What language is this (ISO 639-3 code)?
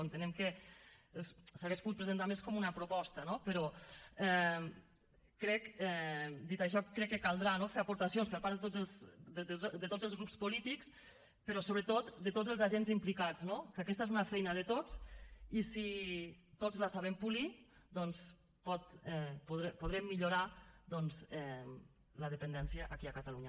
cat